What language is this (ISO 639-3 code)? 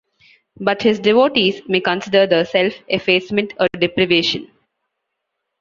eng